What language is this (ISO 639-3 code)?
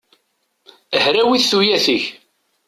kab